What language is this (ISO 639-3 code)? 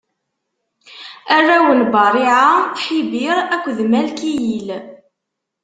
kab